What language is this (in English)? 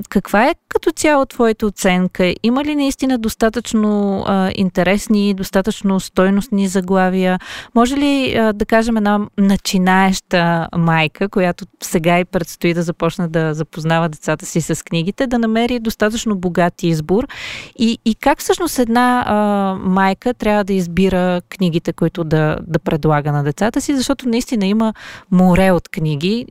Bulgarian